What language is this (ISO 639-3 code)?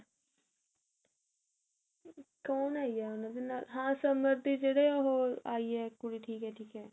pan